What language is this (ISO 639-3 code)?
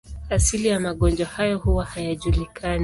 swa